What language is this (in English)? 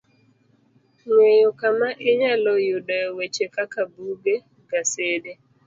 Luo (Kenya and Tanzania)